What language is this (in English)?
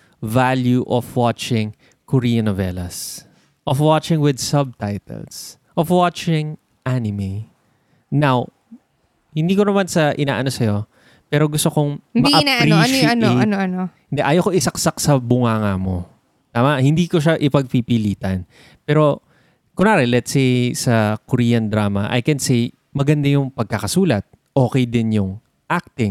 Filipino